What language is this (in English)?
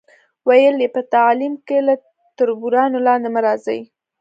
Pashto